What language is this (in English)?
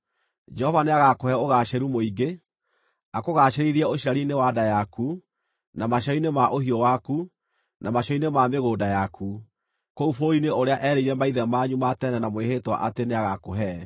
Kikuyu